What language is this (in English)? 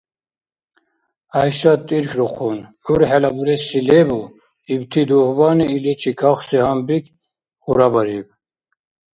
Dargwa